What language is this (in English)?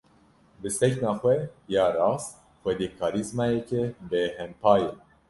Kurdish